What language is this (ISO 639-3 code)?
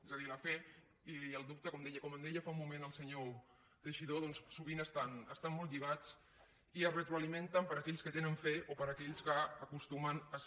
cat